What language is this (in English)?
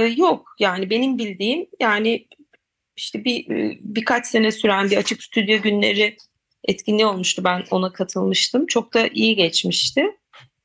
Turkish